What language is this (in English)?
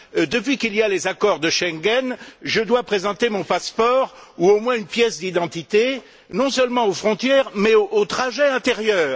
French